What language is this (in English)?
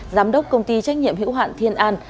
Vietnamese